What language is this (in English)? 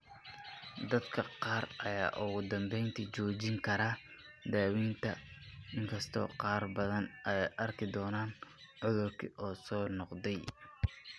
Somali